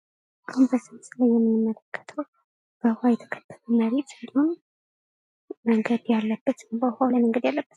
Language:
Amharic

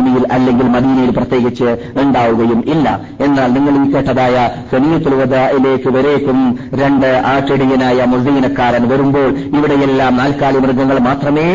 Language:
Malayalam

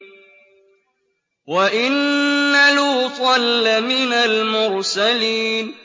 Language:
Arabic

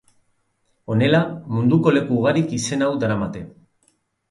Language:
Basque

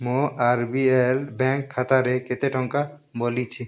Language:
Odia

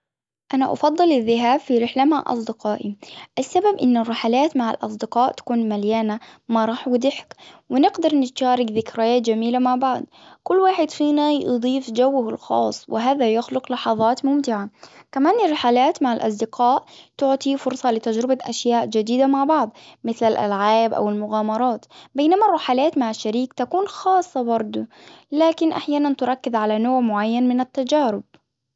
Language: Hijazi Arabic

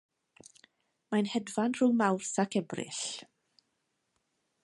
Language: Welsh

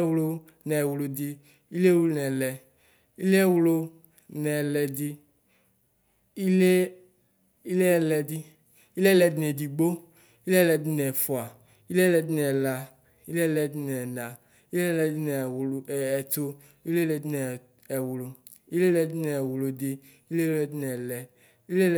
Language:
Ikposo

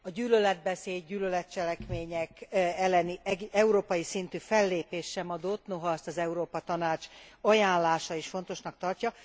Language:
Hungarian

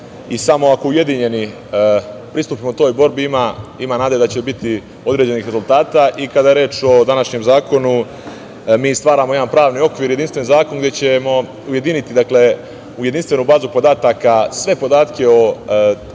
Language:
Serbian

